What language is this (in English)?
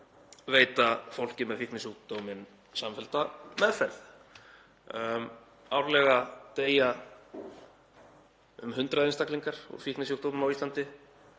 Icelandic